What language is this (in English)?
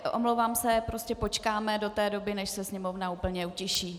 Czech